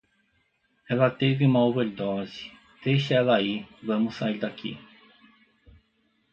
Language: Portuguese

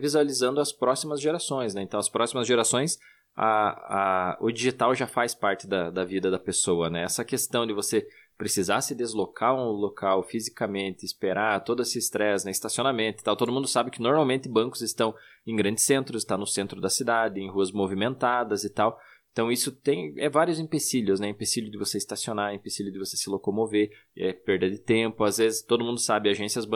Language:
Portuguese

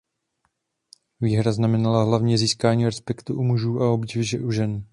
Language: Czech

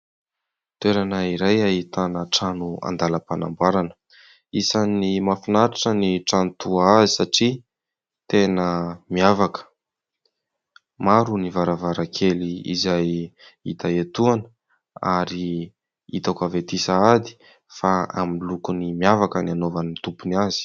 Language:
Malagasy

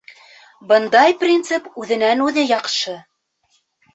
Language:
Bashkir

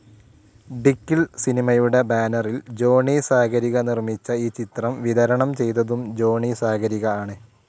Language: Malayalam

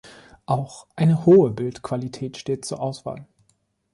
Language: German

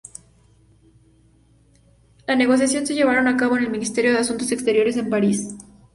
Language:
Spanish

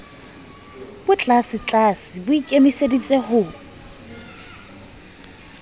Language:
Southern Sotho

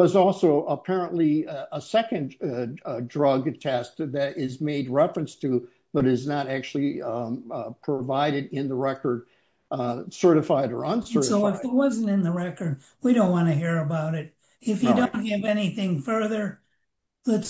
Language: English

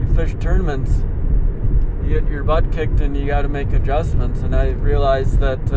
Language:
English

